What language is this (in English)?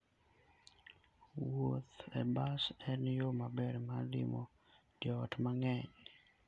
Luo (Kenya and Tanzania)